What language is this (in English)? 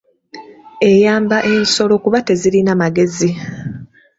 Ganda